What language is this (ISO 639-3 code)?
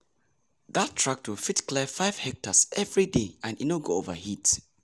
pcm